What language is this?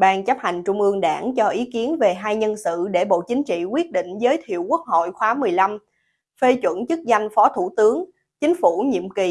Vietnamese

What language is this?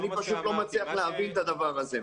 Hebrew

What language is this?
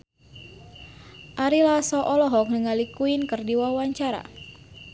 Sundanese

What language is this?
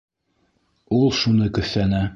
Bashkir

